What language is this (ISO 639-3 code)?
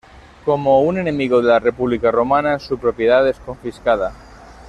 spa